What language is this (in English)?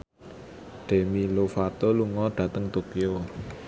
Javanese